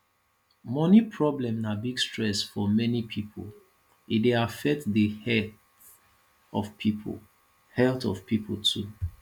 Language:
Nigerian Pidgin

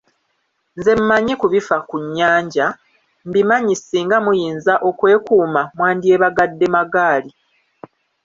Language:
Ganda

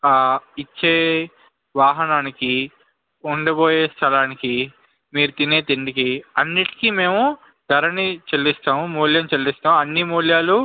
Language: Telugu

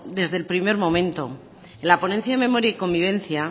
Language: Spanish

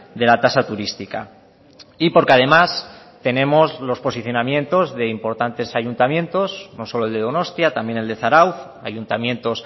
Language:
Spanish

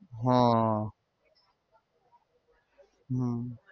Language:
Gujarati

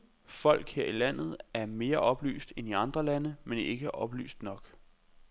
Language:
Danish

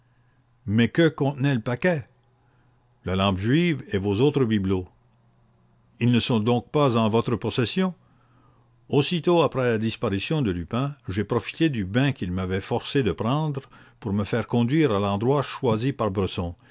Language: French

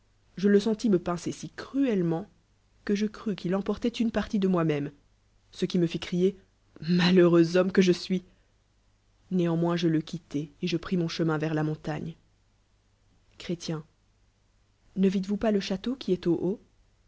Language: French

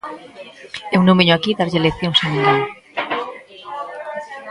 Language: Galician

